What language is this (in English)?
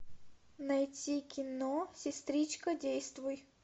Russian